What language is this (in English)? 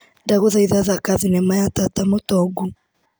Kikuyu